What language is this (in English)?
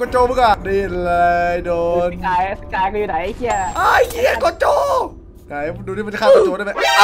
Thai